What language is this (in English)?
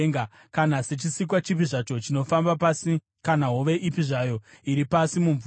Shona